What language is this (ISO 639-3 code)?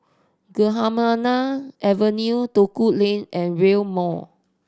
eng